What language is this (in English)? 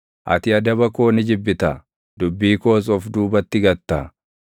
Oromo